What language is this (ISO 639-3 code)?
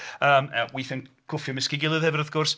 cym